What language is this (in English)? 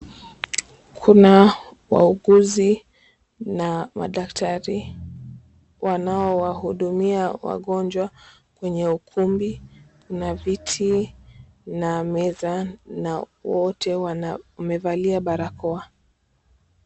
Swahili